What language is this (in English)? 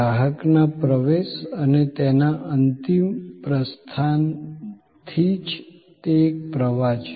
Gujarati